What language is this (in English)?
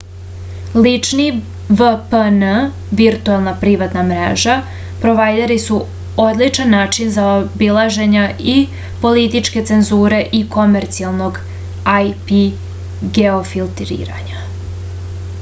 Serbian